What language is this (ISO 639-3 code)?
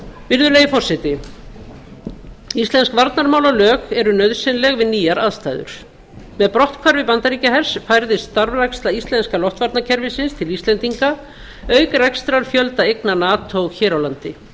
isl